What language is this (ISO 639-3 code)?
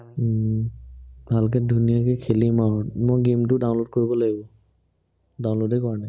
asm